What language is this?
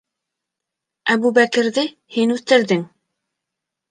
Bashkir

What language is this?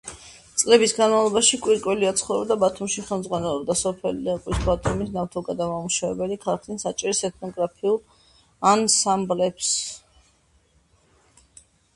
Georgian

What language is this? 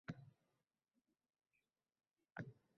Uzbek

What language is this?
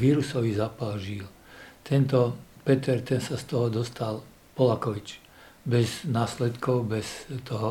Slovak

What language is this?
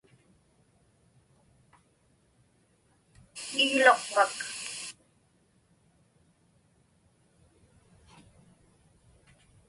Inupiaq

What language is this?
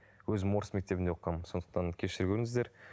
Kazakh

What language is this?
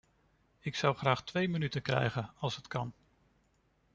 Dutch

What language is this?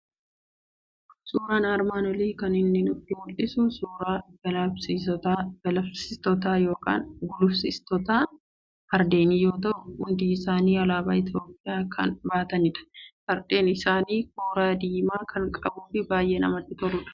Oromo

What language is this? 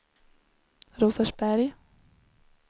Swedish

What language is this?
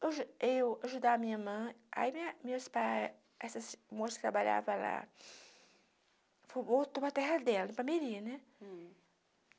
Portuguese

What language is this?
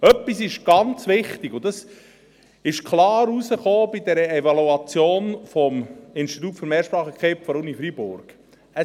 Swiss German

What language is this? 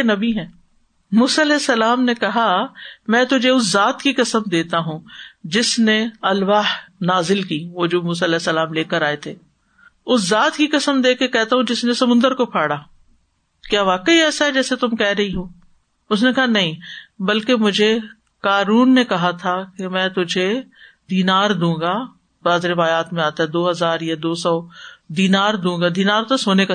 Urdu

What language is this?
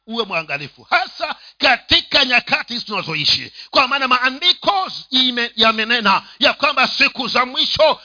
Swahili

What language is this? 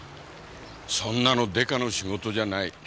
Japanese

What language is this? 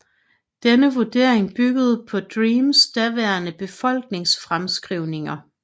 Danish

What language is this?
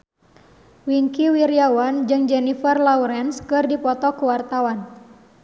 Sundanese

